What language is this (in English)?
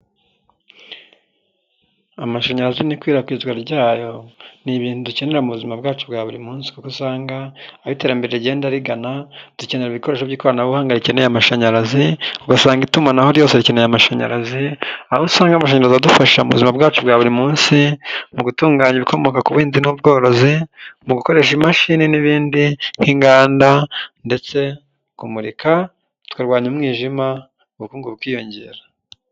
Kinyarwanda